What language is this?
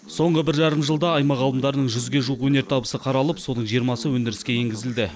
Kazakh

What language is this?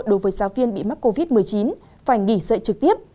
Vietnamese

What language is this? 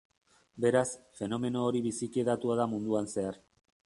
Basque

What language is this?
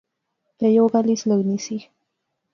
Pahari-Potwari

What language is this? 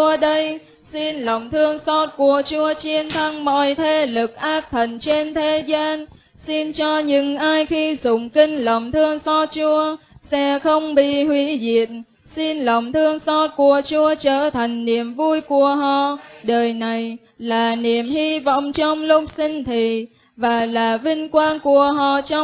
Vietnamese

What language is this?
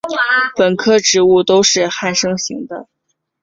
Chinese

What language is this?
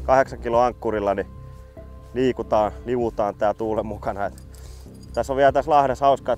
Finnish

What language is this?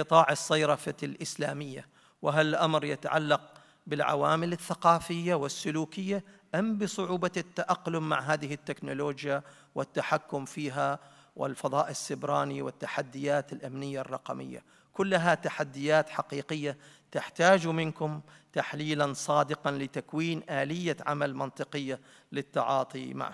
Arabic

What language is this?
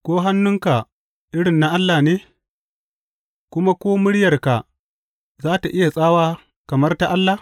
Hausa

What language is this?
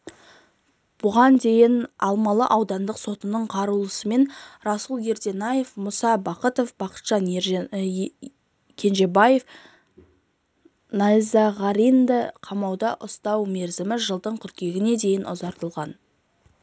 Kazakh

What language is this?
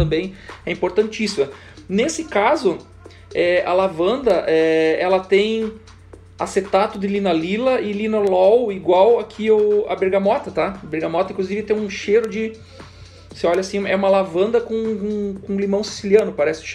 Portuguese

